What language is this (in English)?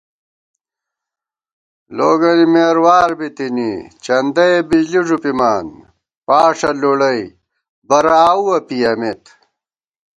Gawar-Bati